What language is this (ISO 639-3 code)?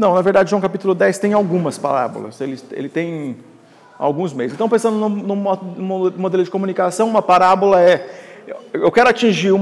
por